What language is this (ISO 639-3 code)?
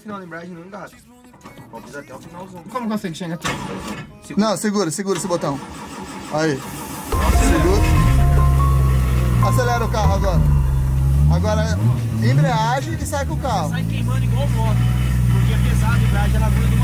por